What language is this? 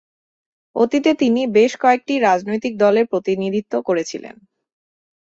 Bangla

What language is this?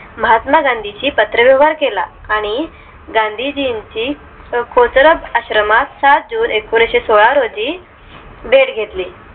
Marathi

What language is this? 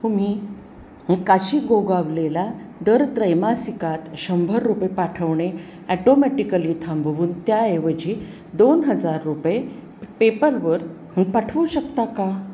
Marathi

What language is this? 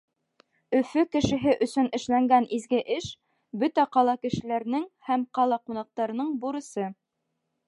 Bashkir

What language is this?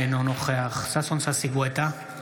Hebrew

